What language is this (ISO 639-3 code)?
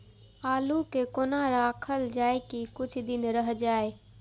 mai